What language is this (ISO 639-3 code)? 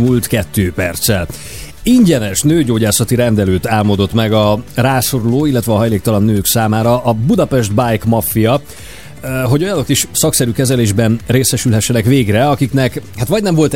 hun